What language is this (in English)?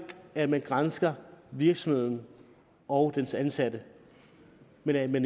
Danish